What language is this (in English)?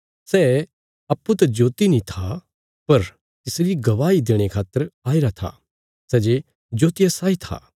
Bilaspuri